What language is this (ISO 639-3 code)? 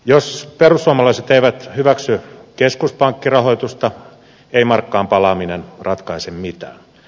fin